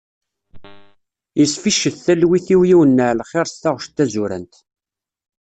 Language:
Kabyle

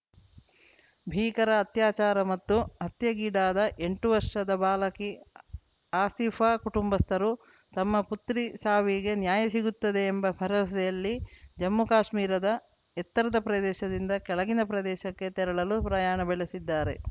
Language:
Kannada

